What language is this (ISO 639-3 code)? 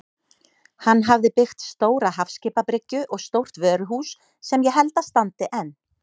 isl